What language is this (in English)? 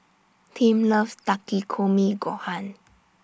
English